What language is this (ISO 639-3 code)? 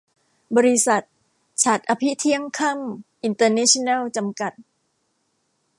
tha